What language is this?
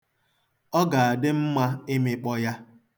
Igbo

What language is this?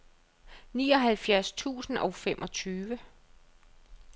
Danish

